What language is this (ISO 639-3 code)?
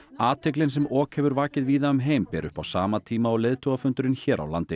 isl